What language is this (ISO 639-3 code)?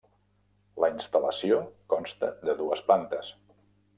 cat